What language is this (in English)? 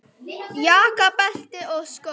Icelandic